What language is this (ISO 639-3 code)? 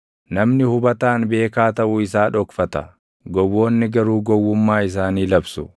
orm